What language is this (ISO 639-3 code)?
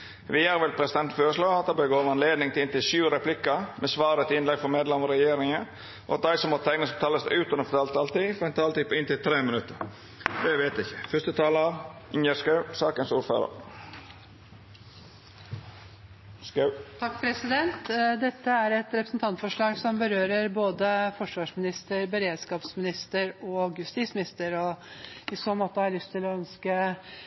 nor